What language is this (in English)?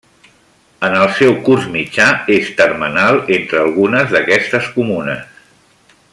Catalan